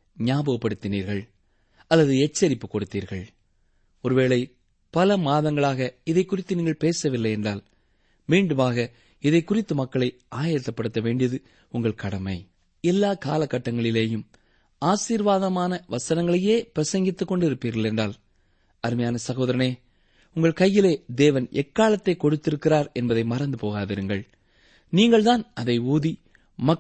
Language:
Tamil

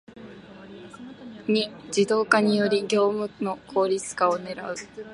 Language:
Japanese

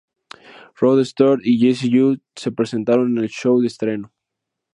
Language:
Spanish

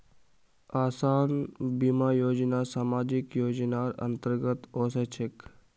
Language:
Magahi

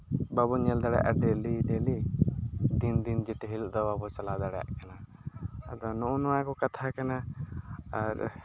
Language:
Santali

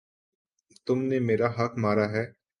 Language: Urdu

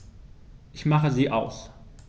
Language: German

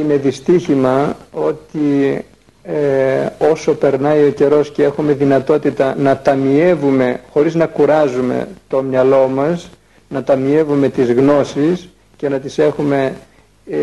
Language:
Greek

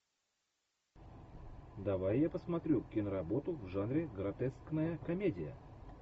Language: Russian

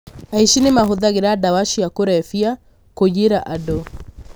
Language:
Kikuyu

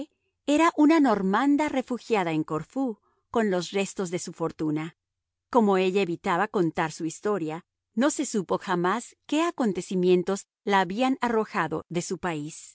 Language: Spanish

